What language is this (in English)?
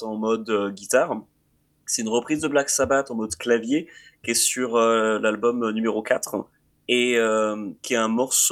French